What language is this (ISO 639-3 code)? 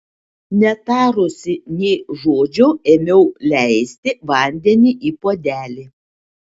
lit